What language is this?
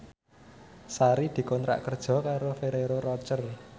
Javanese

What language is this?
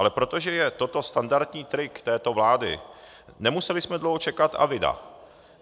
Czech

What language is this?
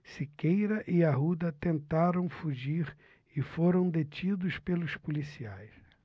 Portuguese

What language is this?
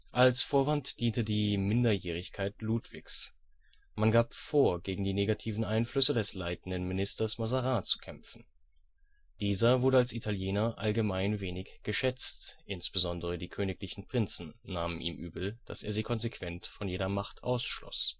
German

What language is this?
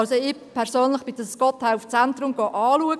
Swiss German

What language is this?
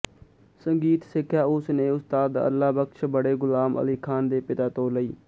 Punjabi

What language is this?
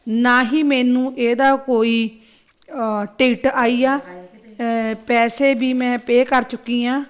Punjabi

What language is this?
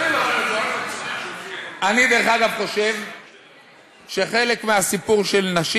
Hebrew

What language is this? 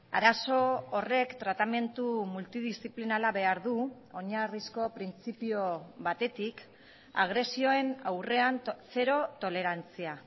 Basque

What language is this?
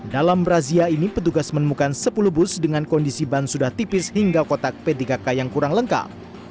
Indonesian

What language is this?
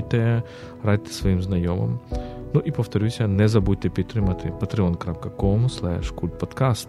Ukrainian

